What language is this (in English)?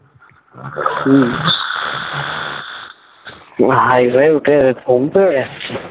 Bangla